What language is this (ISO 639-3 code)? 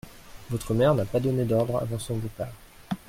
fra